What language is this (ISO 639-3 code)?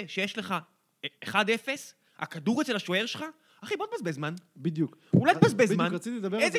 heb